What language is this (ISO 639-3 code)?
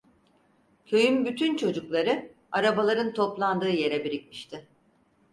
tur